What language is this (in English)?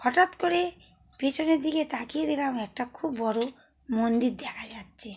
Bangla